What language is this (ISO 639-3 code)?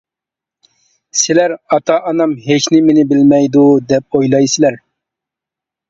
uig